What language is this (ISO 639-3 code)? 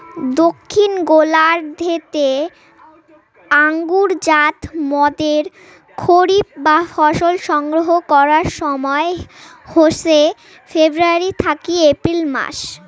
ben